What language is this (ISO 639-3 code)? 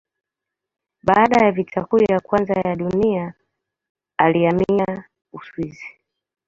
swa